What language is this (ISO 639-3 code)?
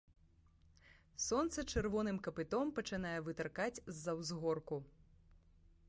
bel